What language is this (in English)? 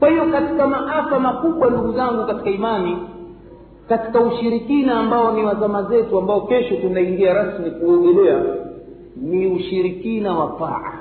Swahili